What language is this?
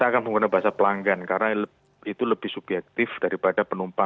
Indonesian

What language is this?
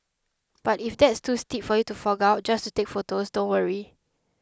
English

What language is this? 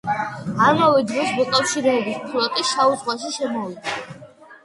Georgian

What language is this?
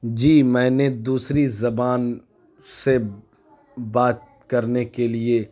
Urdu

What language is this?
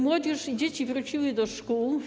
Polish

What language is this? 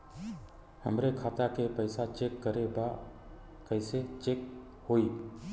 Bhojpuri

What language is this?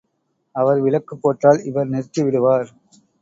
Tamil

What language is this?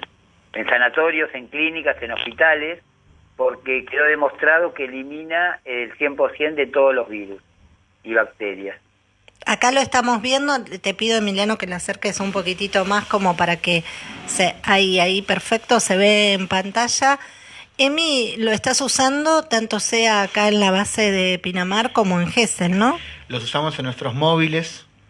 Spanish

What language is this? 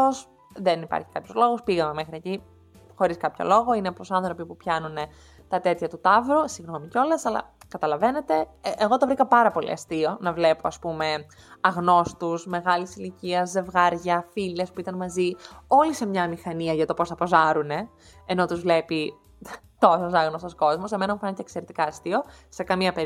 Greek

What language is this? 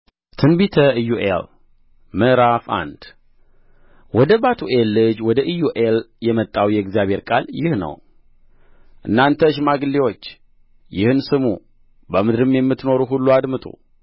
Amharic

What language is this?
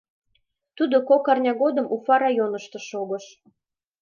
Mari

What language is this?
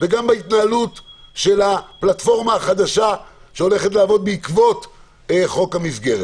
Hebrew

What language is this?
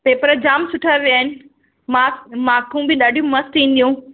Sindhi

